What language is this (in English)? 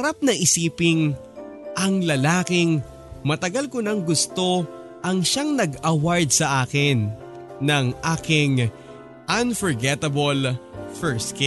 Filipino